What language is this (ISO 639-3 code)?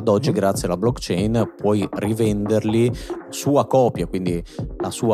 ita